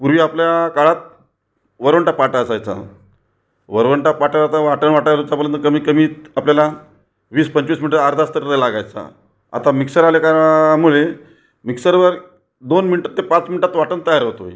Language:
Marathi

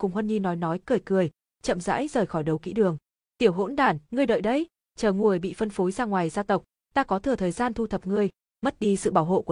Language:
Vietnamese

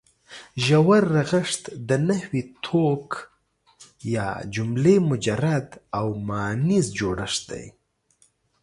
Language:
Pashto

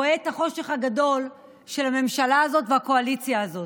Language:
Hebrew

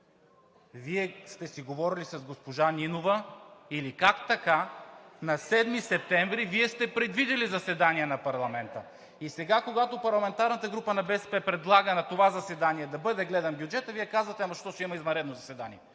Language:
Bulgarian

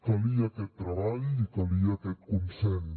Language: Catalan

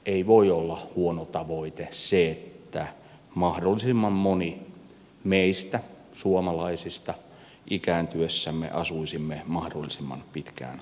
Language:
Finnish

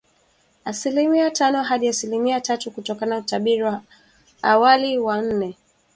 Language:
Swahili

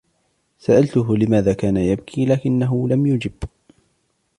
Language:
Arabic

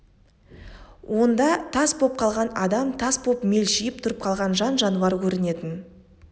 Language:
Kazakh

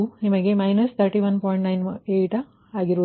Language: Kannada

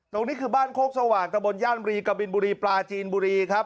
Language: Thai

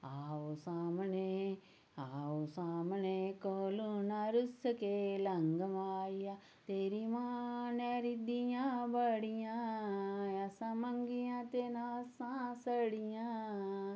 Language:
Dogri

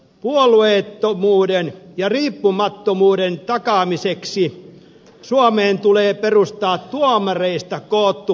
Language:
Finnish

